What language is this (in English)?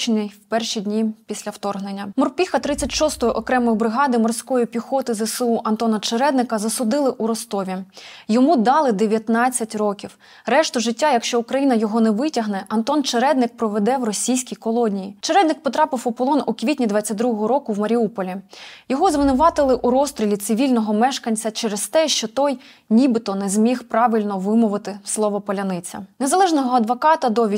Ukrainian